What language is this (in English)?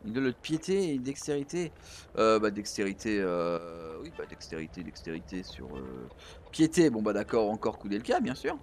French